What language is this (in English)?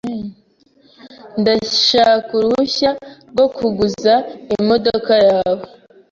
Kinyarwanda